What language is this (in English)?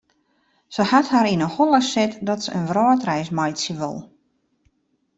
Western Frisian